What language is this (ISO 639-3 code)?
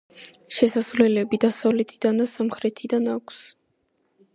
kat